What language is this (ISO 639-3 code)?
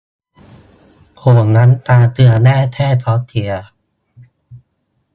tha